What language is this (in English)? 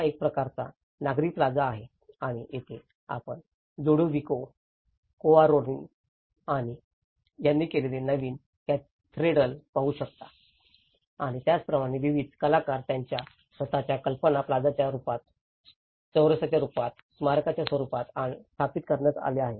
Marathi